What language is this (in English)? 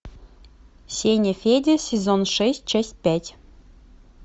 Russian